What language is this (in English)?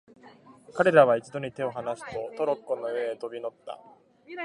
Japanese